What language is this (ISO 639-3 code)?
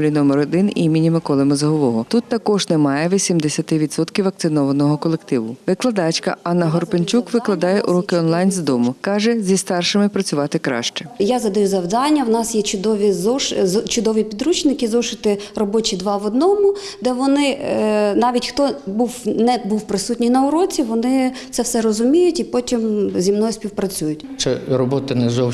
ukr